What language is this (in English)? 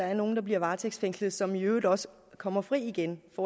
Danish